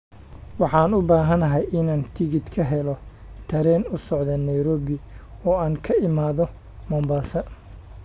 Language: Somali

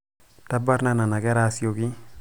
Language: Masai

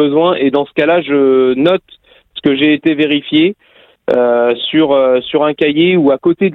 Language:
French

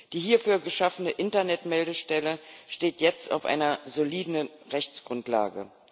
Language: German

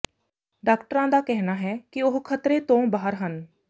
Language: Punjabi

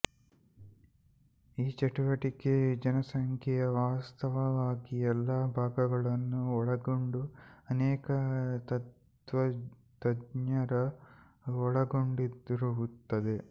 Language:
Kannada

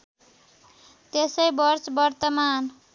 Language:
Nepali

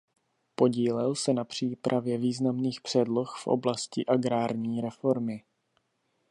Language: Czech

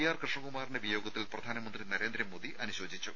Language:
Malayalam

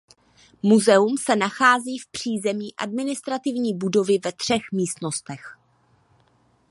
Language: Czech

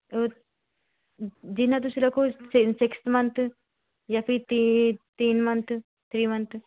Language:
Punjabi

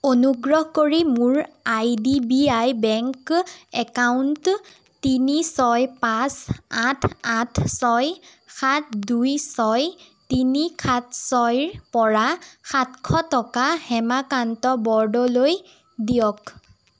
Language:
Assamese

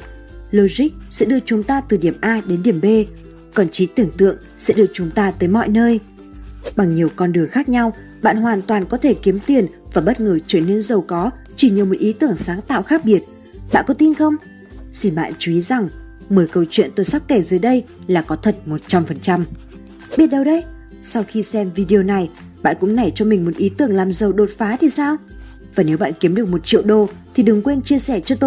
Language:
Vietnamese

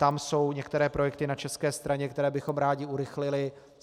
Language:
Czech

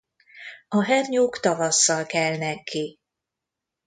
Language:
Hungarian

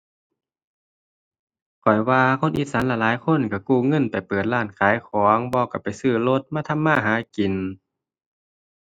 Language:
Thai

